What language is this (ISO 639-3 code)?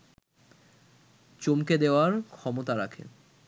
ben